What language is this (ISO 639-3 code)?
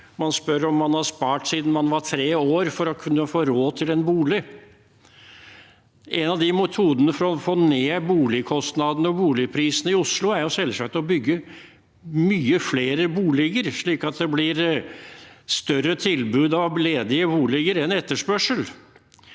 nor